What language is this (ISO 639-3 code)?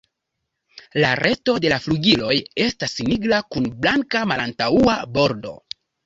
epo